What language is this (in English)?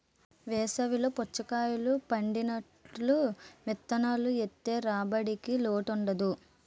Telugu